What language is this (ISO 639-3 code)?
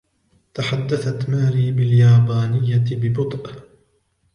ara